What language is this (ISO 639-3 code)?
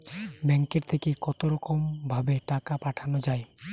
ben